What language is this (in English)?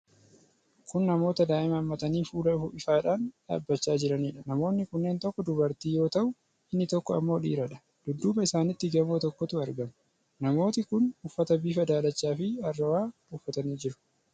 Oromo